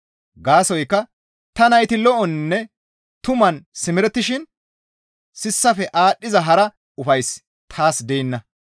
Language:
Gamo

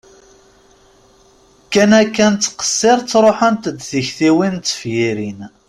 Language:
Kabyle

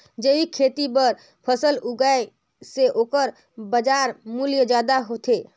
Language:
Chhattisgarhi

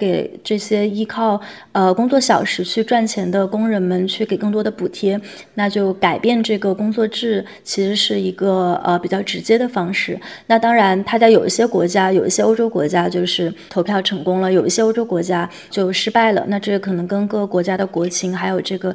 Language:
Chinese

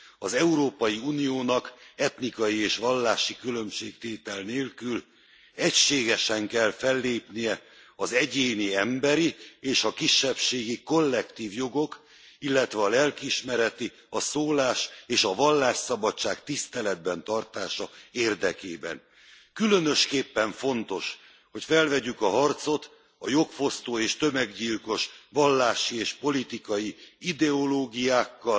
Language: Hungarian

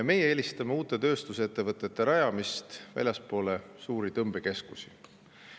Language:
Estonian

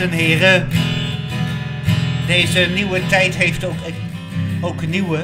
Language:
Dutch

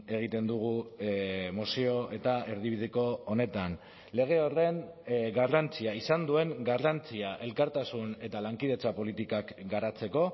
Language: Basque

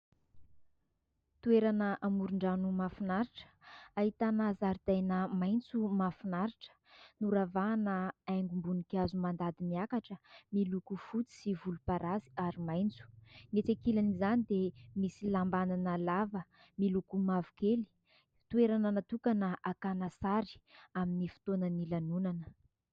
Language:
Malagasy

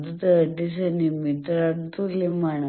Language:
Malayalam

